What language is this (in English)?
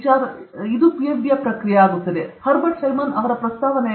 Kannada